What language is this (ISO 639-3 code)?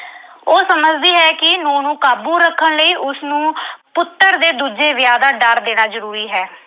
pan